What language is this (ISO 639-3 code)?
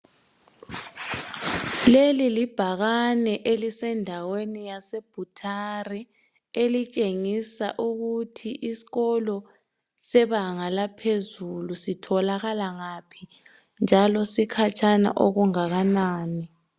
nde